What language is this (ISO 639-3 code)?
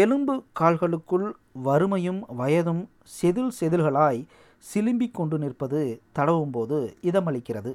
tam